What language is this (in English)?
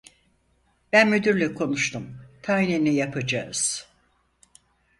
Turkish